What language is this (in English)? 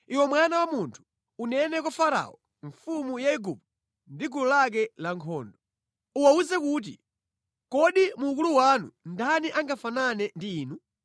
Nyanja